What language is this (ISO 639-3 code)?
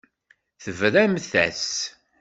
kab